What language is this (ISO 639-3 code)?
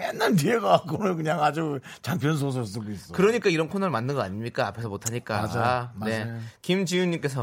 kor